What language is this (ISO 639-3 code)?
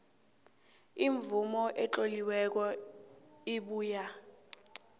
nbl